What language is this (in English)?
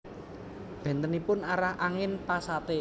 Javanese